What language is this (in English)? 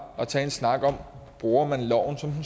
Danish